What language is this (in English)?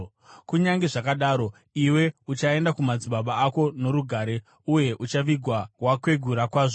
Shona